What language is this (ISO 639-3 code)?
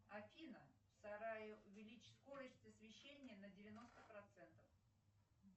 rus